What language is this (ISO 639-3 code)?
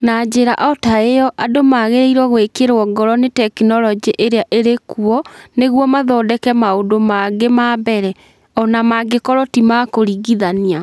kik